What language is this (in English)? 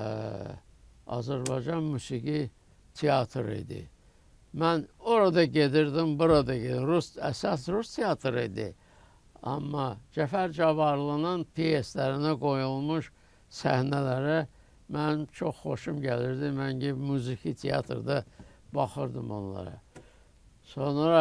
Turkish